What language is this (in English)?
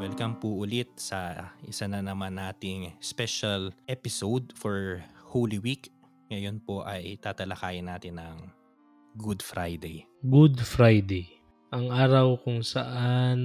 Filipino